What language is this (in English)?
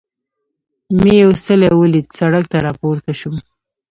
Pashto